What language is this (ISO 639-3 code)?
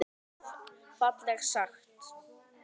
isl